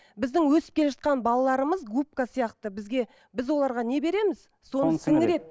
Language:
Kazakh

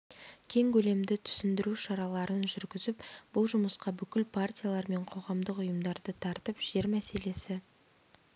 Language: Kazakh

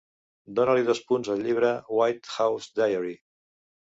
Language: Catalan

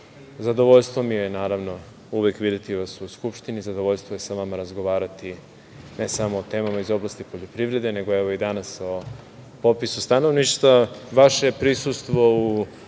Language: Serbian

